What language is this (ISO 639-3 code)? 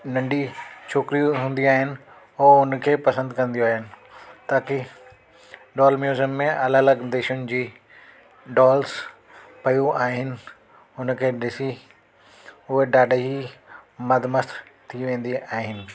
snd